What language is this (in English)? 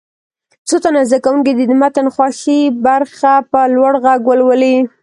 Pashto